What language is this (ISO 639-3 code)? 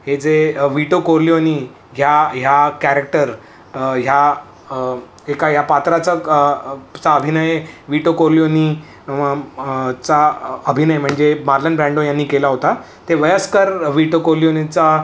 mar